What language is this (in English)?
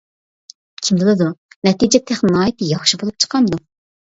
Uyghur